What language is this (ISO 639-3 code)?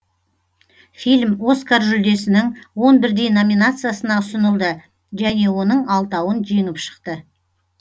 kaz